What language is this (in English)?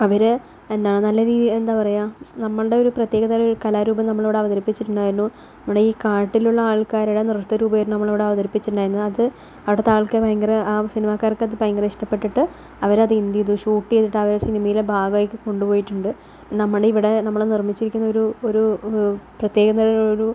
Malayalam